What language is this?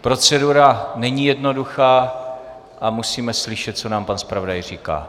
Czech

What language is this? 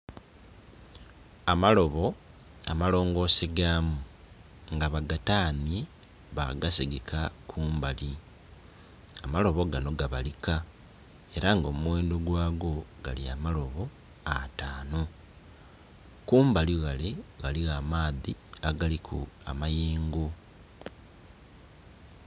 Soga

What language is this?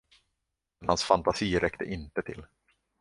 Swedish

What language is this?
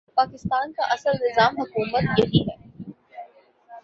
Urdu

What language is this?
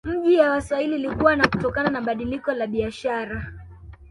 Swahili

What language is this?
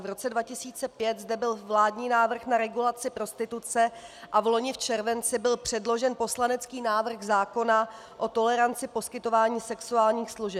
Czech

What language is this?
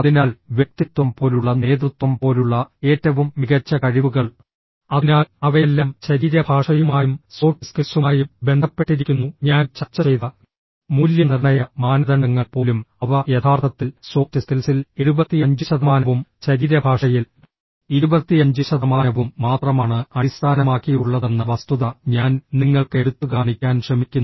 Malayalam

